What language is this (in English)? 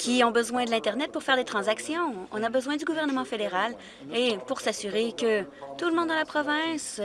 French